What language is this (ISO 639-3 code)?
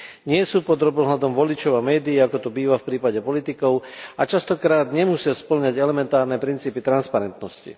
slk